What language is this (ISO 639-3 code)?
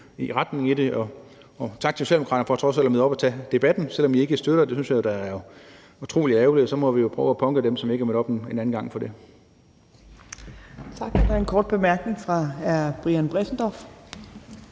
dan